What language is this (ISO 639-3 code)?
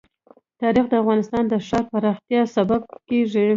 pus